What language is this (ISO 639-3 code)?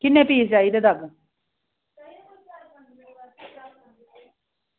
doi